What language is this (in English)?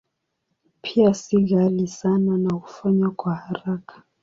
Swahili